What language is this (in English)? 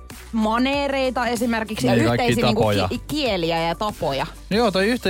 Finnish